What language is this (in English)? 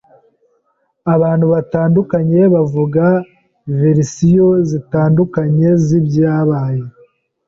Kinyarwanda